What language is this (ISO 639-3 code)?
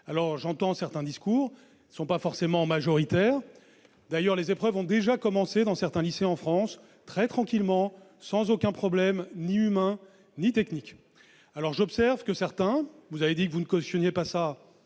fra